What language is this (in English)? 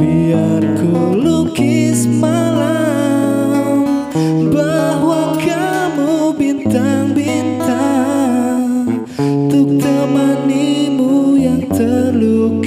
Indonesian